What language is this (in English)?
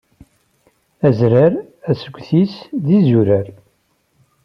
Kabyle